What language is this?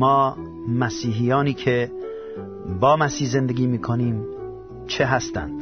Persian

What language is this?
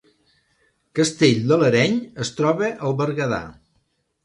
Catalan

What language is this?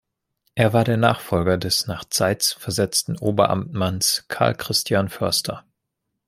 German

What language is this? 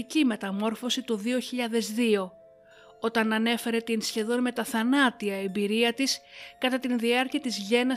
Greek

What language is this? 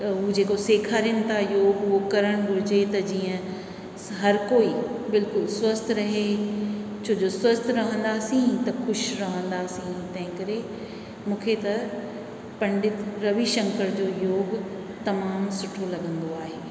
Sindhi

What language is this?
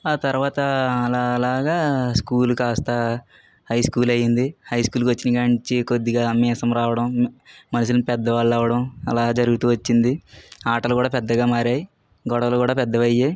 Telugu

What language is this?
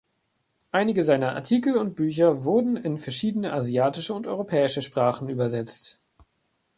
German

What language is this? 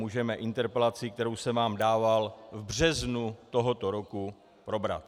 Czech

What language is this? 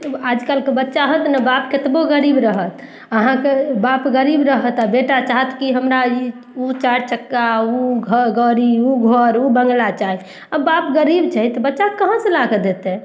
Maithili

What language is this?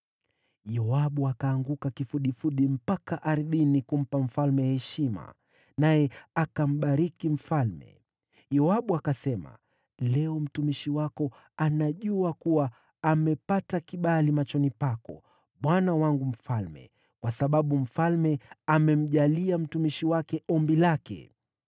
Swahili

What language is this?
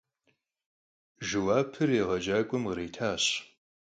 Kabardian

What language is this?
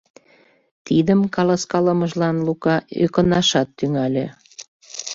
Mari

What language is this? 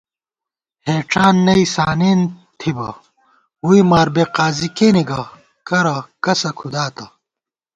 Gawar-Bati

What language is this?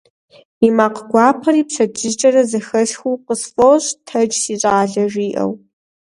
Kabardian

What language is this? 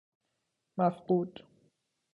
Persian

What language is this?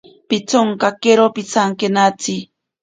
Ashéninka Perené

